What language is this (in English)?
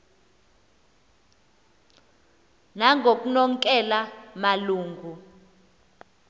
Xhosa